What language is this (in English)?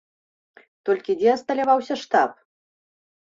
Belarusian